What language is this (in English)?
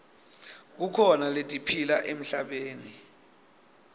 Swati